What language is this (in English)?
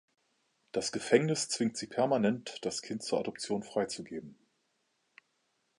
German